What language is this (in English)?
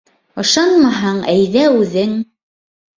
Bashkir